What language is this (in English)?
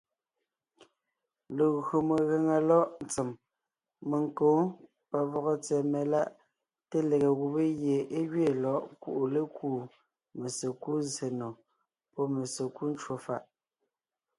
Ngiemboon